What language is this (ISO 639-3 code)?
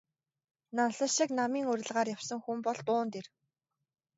mon